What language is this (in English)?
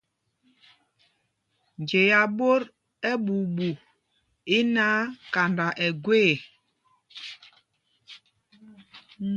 Mpumpong